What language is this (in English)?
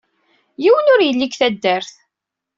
Kabyle